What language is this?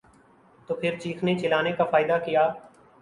Urdu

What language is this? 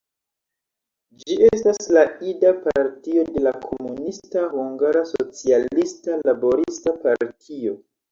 Esperanto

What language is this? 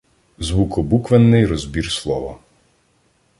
Ukrainian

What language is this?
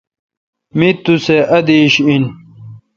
Kalkoti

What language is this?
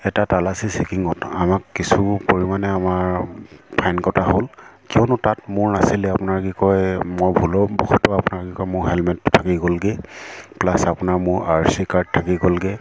Assamese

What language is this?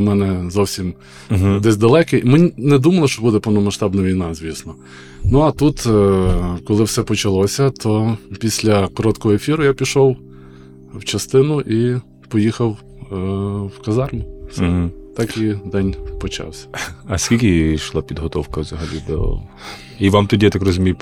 Ukrainian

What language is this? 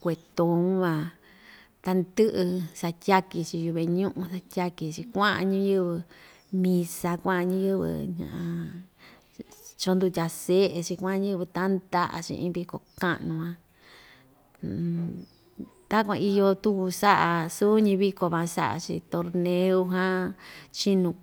Ixtayutla Mixtec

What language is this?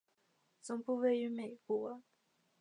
Chinese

